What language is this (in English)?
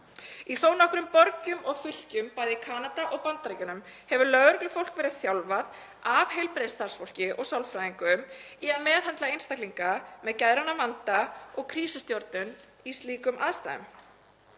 Icelandic